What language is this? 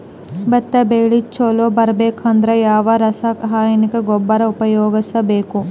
Kannada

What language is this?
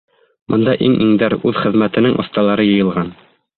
Bashkir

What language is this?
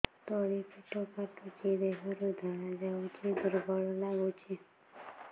Odia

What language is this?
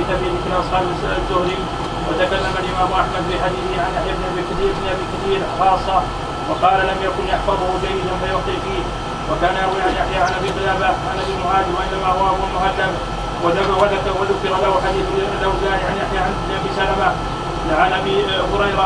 Arabic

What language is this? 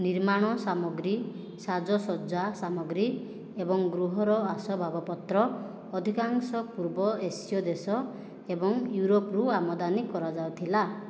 Odia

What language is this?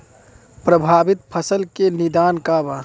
Bhojpuri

